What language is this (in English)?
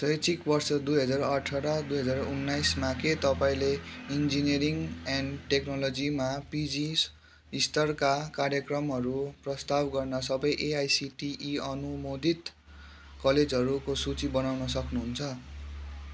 Nepali